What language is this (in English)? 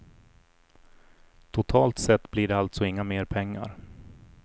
Swedish